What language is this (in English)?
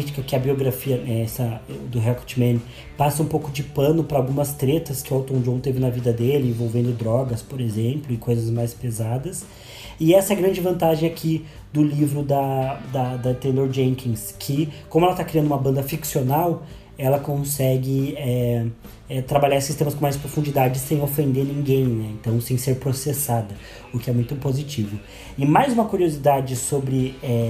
Portuguese